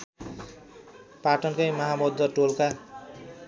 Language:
Nepali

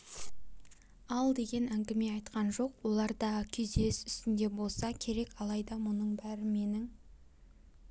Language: Kazakh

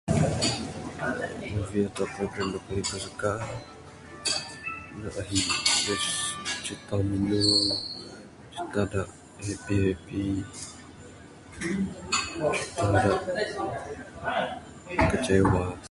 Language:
Bukar-Sadung Bidayuh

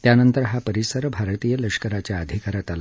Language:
Marathi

